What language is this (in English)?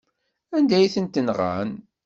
Kabyle